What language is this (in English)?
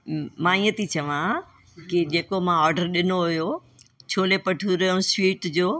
Sindhi